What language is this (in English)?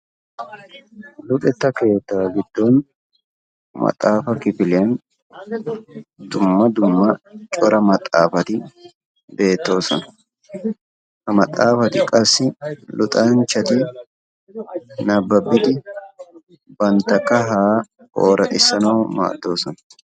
Wolaytta